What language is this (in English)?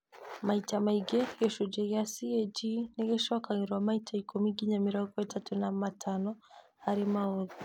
Kikuyu